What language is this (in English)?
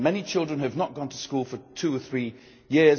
English